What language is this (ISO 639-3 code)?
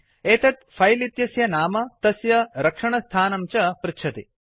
san